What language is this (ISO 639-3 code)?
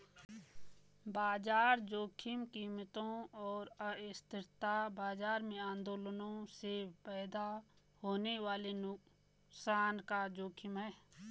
hin